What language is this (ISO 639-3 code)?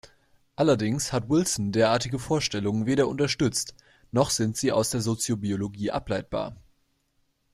deu